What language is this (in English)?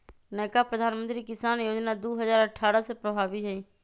Magahi